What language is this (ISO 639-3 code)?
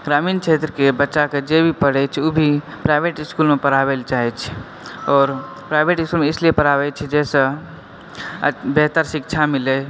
mai